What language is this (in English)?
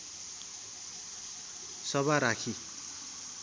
Nepali